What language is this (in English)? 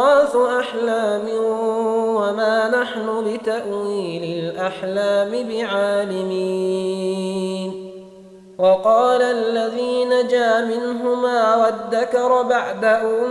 Arabic